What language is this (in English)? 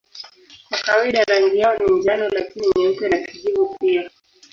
Swahili